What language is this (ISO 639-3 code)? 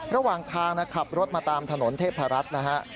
tha